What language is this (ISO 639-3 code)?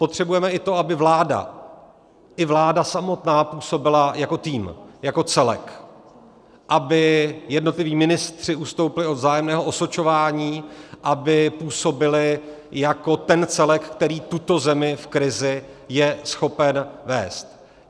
ces